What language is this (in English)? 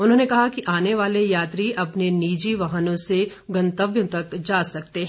Hindi